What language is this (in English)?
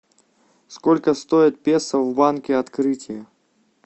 Russian